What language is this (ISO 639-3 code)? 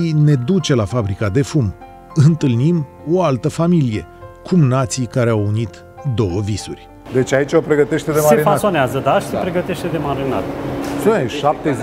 ron